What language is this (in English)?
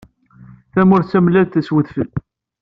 Kabyle